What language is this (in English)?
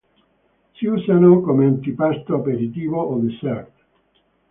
Italian